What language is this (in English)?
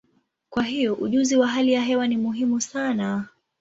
Swahili